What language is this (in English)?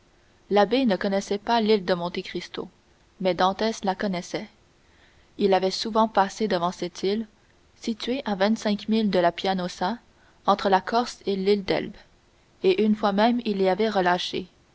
French